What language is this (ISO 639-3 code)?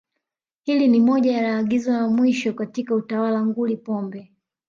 swa